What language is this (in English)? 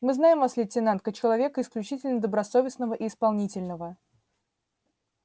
Russian